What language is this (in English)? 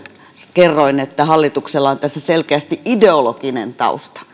Finnish